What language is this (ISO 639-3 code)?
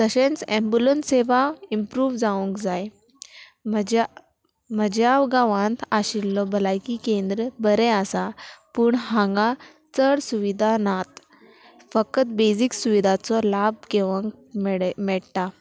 kok